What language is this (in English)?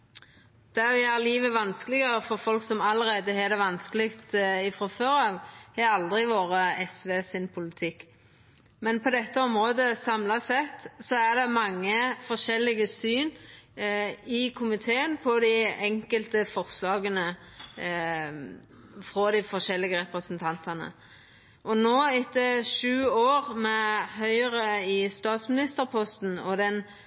Norwegian Nynorsk